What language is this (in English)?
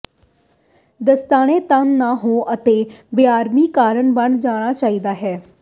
Punjabi